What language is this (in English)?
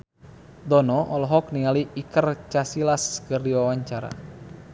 Sundanese